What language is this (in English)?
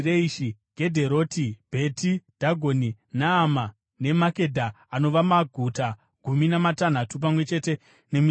Shona